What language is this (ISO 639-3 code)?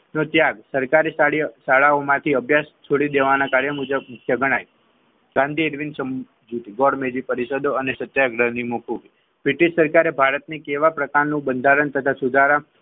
guj